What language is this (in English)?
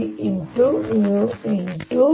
Kannada